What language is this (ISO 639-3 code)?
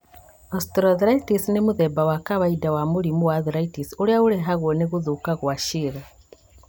kik